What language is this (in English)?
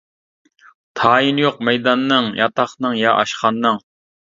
Uyghur